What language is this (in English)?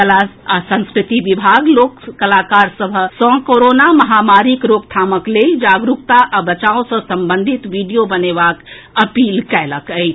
Maithili